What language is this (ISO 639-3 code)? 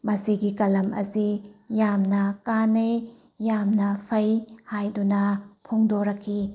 mni